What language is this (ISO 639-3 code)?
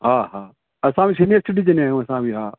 snd